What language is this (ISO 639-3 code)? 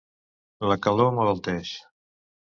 cat